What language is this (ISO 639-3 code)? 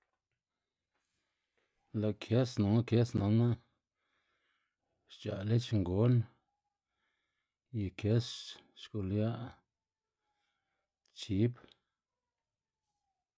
ztg